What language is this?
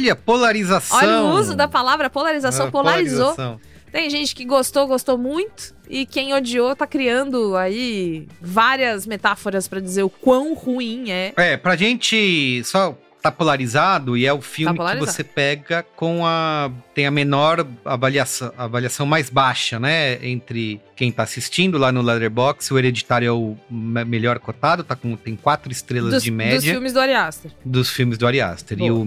Portuguese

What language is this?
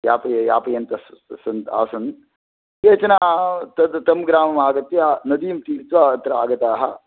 Sanskrit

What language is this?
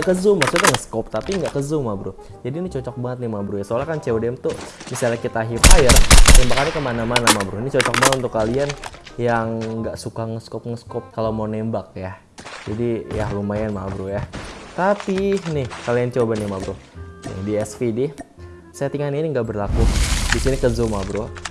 Indonesian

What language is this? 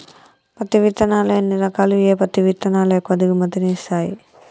Telugu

